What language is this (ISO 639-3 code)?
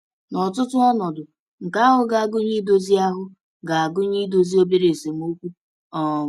ibo